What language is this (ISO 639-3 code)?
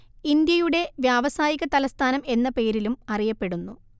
mal